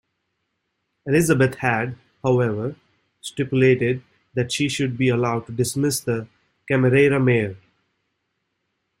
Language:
English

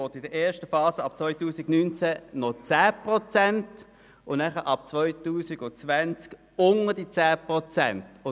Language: Swiss German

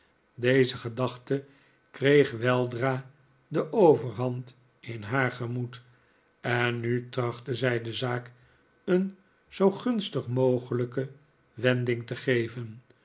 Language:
Dutch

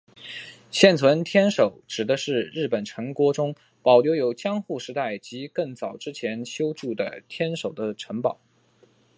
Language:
Chinese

